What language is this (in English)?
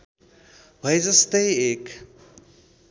Nepali